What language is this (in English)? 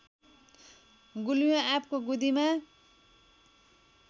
Nepali